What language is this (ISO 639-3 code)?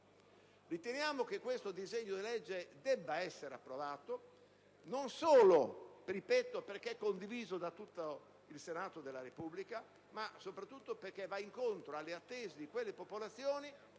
ita